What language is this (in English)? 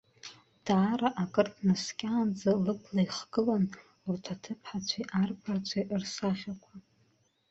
Abkhazian